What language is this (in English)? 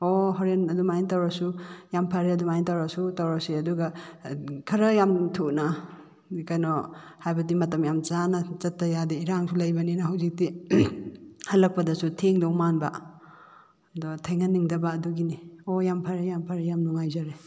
Manipuri